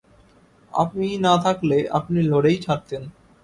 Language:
Bangla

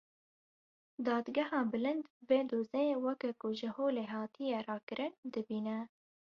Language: Kurdish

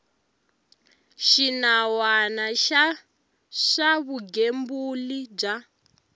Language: Tsonga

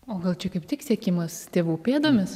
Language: Lithuanian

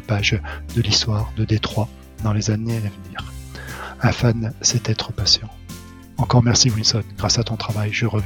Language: French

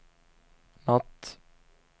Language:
Swedish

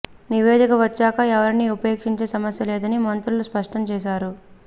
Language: Telugu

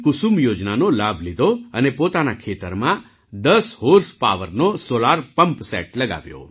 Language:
Gujarati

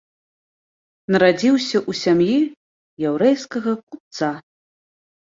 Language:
Belarusian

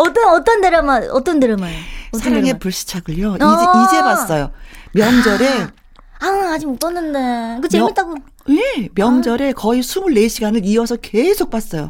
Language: Korean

